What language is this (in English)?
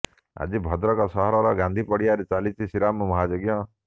Odia